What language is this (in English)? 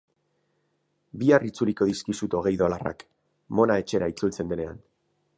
Basque